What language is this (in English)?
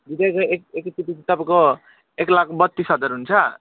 Nepali